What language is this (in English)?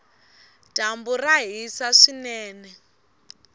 Tsonga